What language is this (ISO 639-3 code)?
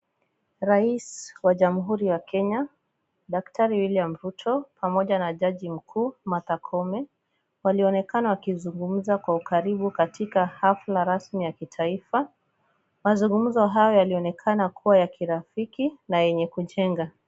swa